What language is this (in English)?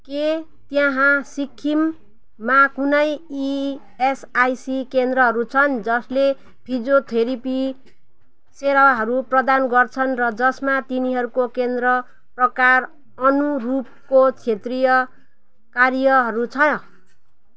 Nepali